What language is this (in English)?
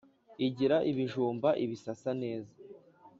Kinyarwanda